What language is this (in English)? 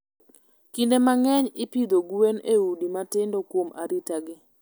Luo (Kenya and Tanzania)